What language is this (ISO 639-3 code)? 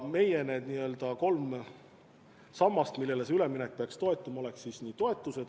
est